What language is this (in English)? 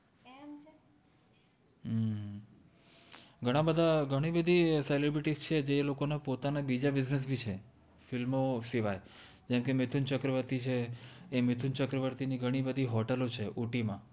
Gujarati